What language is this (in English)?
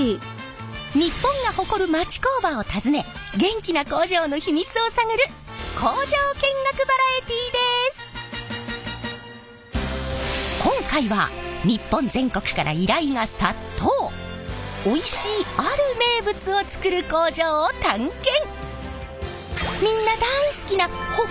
Japanese